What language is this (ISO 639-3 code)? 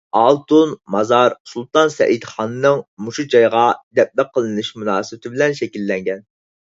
uig